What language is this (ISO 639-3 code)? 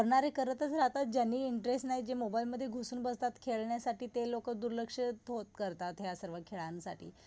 mar